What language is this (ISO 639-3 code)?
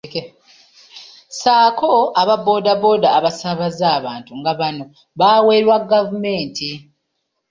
lug